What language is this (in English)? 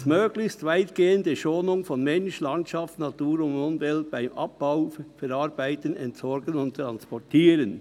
Swiss German